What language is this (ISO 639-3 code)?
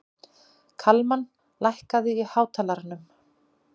isl